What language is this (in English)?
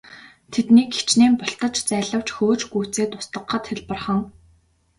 Mongolian